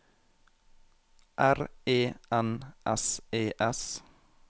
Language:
Norwegian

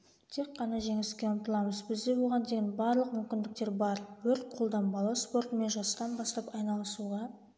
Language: Kazakh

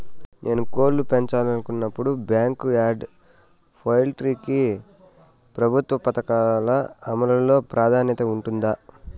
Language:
Telugu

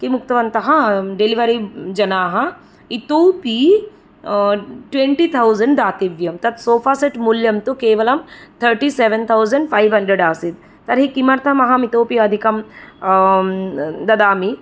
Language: Sanskrit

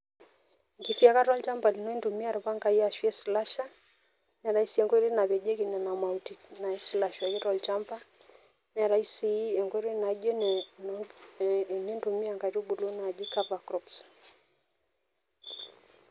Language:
Masai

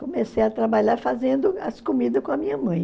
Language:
Portuguese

